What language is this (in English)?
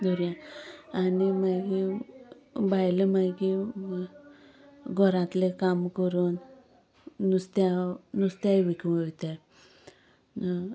Konkani